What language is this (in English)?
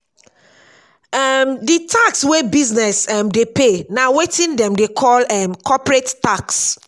Nigerian Pidgin